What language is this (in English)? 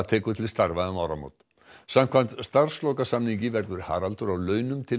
Icelandic